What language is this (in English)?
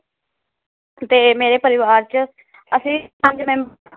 Punjabi